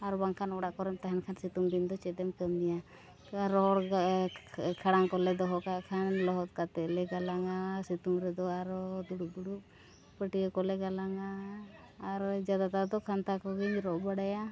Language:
Santali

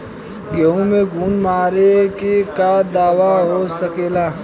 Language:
Bhojpuri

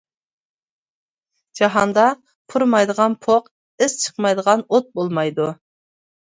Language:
Uyghur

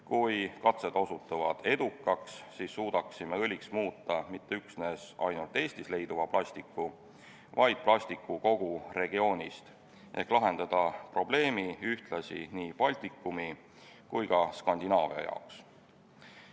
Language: Estonian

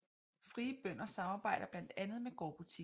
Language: Danish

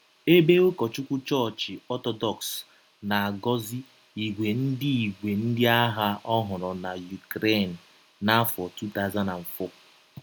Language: Igbo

